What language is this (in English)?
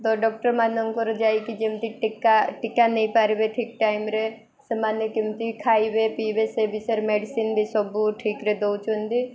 Odia